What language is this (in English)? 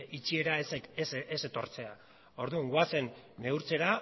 Basque